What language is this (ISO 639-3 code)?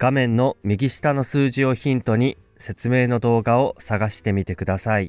jpn